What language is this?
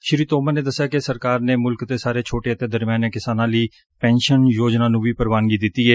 Punjabi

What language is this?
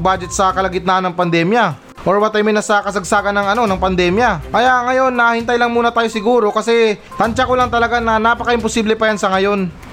Filipino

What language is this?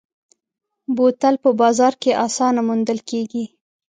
Pashto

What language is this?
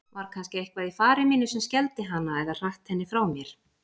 Icelandic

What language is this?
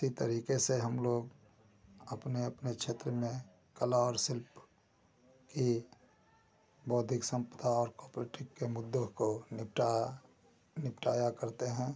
Hindi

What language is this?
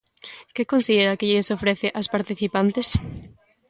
Galician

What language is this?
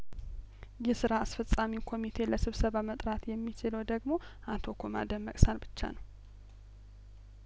Amharic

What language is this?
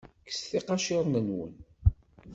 Kabyle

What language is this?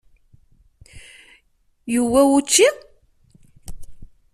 Kabyle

